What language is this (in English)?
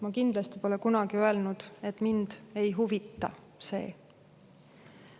Estonian